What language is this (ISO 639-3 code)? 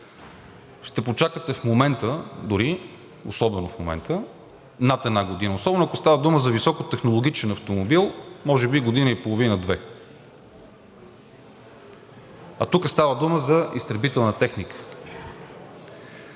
bul